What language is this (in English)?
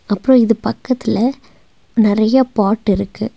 Tamil